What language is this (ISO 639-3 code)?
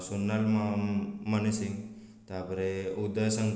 ori